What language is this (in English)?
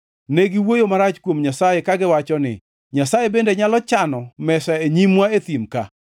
Luo (Kenya and Tanzania)